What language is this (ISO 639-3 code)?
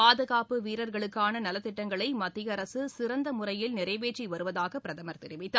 tam